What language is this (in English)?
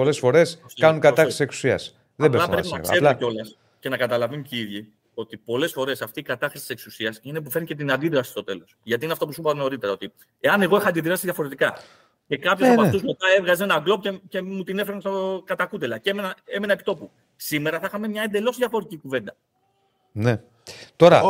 Greek